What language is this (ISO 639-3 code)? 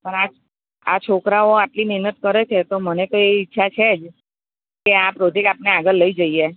guj